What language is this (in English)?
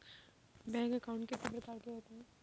Hindi